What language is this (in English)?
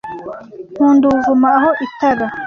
Kinyarwanda